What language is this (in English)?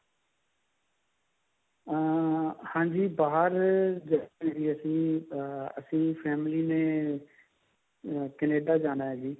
Punjabi